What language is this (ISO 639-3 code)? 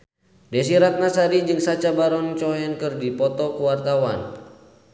sun